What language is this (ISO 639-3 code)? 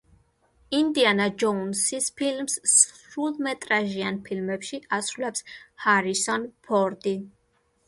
kat